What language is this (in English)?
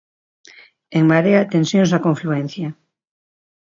Galician